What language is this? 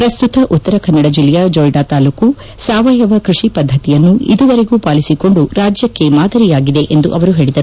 Kannada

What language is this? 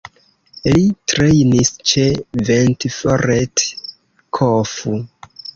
Esperanto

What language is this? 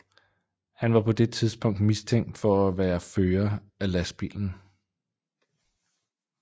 Danish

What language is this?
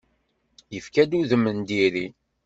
Kabyle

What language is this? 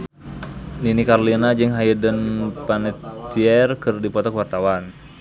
Sundanese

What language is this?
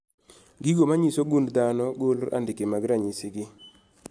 Luo (Kenya and Tanzania)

